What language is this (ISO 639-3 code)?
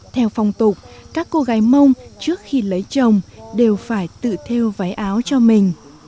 vie